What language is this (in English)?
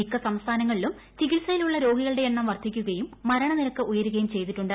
Malayalam